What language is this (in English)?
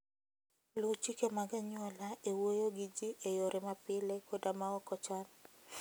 Luo (Kenya and Tanzania)